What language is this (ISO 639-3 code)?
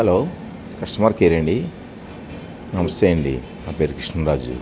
tel